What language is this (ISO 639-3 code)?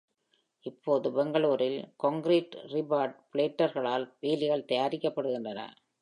tam